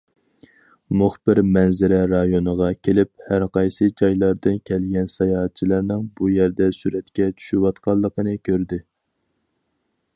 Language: Uyghur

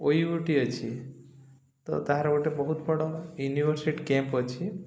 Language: Odia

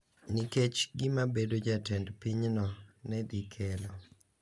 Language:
Luo (Kenya and Tanzania)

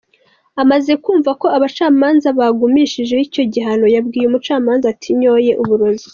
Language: Kinyarwanda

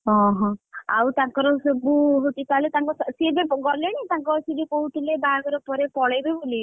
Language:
Odia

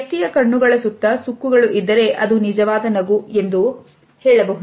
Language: Kannada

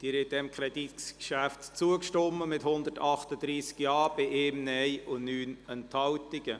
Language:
Swiss German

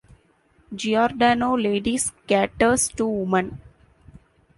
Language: English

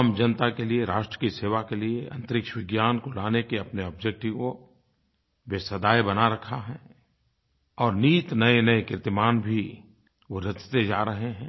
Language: Hindi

